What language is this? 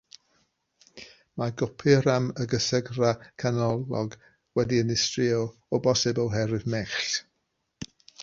Welsh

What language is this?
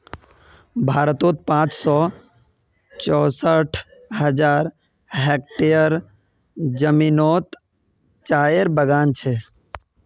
Magahi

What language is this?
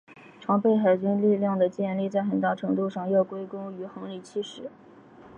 Chinese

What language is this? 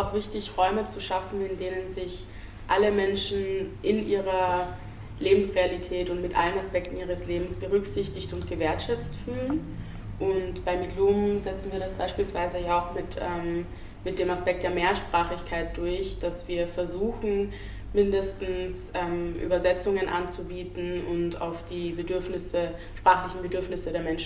German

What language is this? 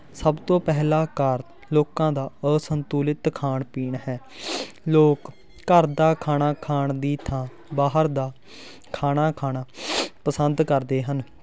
Punjabi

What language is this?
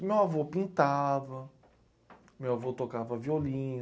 Portuguese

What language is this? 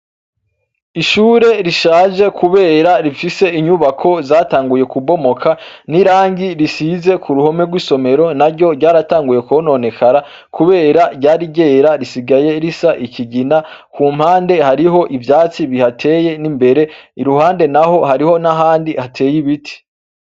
Rundi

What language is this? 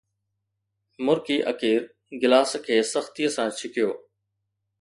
Sindhi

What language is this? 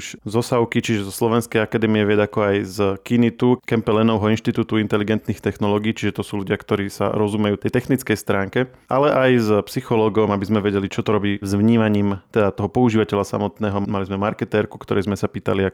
Slovak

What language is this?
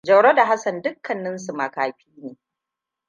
Hausa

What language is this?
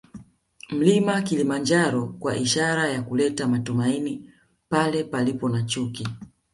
Swahili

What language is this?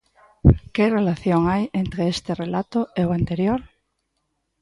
Galician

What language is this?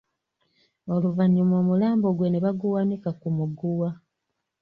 Ganda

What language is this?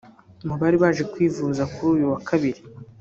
Kinyarwanda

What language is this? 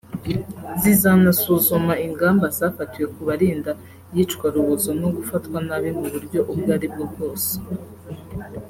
Kinyarwanda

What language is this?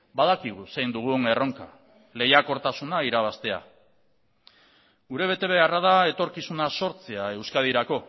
Basque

